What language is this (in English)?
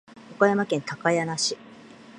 Japanese